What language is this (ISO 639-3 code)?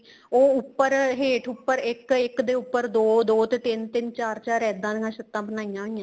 pan